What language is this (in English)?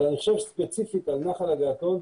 Hebrew